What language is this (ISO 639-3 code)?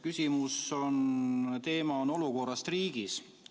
est